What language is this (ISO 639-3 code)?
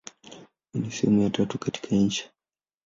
swa